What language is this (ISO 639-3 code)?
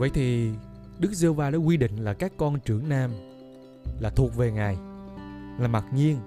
vie